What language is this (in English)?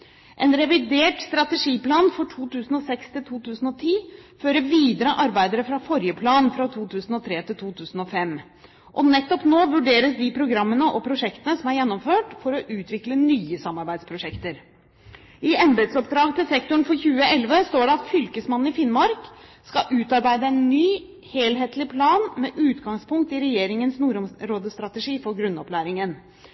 Norwegian Bokmål